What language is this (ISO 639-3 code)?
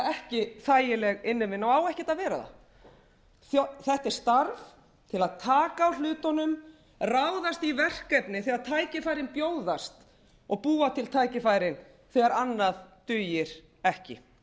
isl